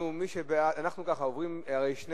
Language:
Hebrew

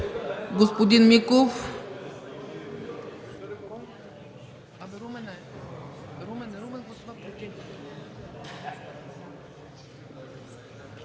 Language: Bulgarian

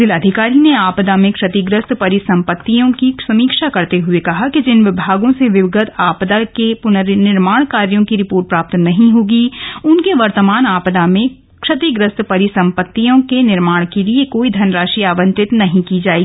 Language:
Hindi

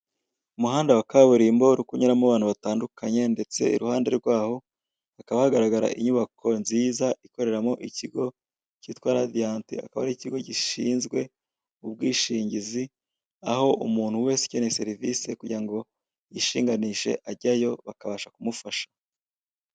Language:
Kinyarwanda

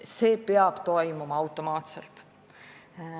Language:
Estonian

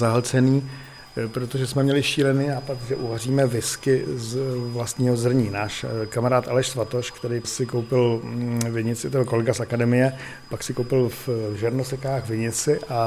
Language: Czech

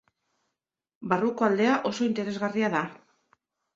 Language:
Basque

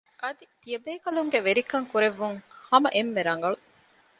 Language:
Divehi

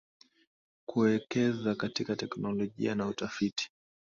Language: Swahili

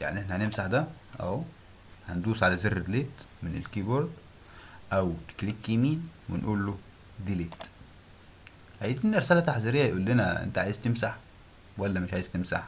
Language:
Arabic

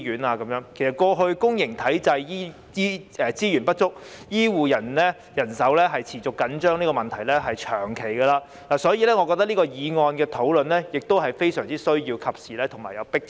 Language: Cantonese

